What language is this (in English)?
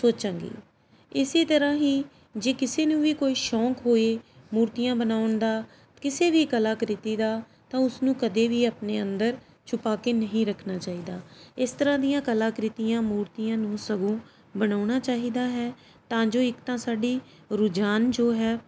Punjabi